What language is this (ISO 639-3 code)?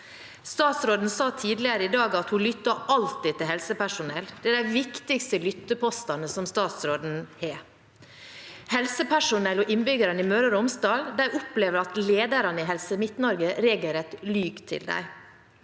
nor